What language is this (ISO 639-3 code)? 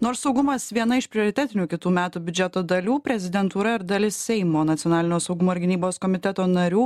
lit